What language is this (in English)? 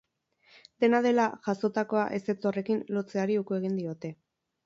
Basque